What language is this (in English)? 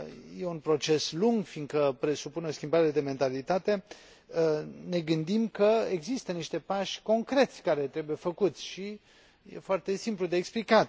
Romanian